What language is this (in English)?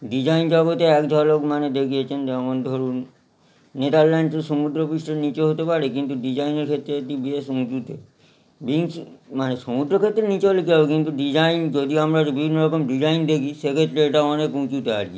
Bangla